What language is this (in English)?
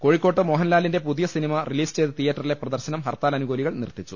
Malayalam